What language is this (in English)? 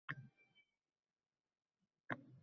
Uzbek